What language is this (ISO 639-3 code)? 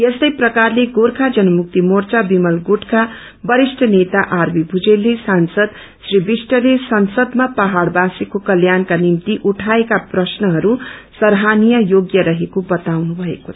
nep